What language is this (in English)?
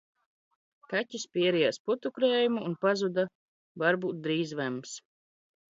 Latvian